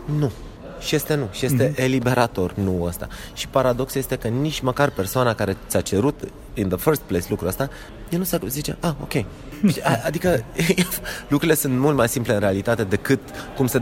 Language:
Romanian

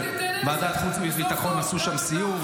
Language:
Hebrew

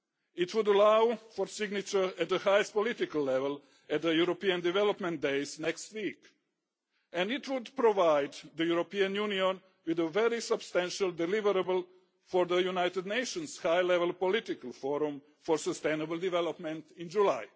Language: English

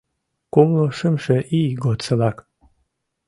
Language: Mari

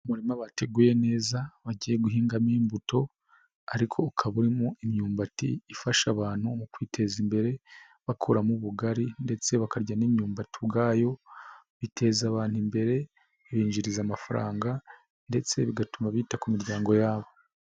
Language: Kinyarwanda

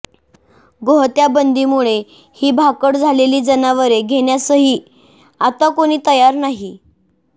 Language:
Marathi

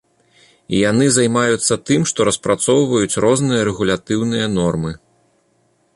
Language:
Belarusian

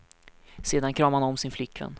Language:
Swedish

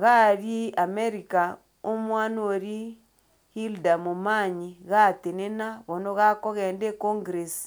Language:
Gusii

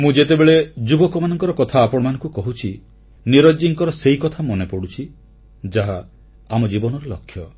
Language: Odia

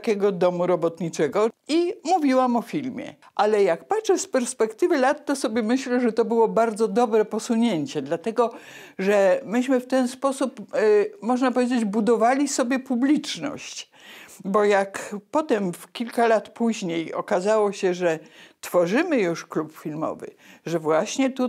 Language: Polish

